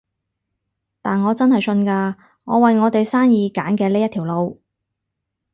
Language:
Cantonese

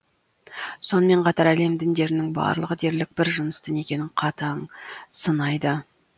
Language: Kazakh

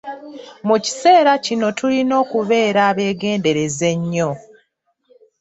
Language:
Ganda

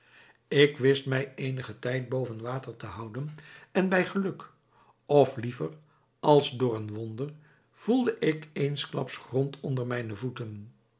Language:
Dutch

